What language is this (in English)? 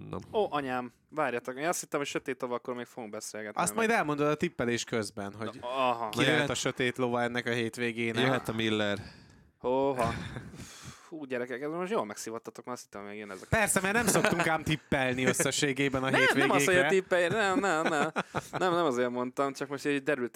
Hungarian